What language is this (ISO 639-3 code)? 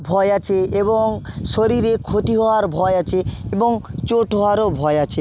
ben